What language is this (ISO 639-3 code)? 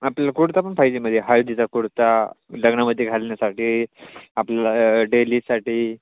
mar